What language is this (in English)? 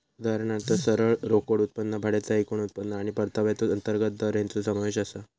Marathi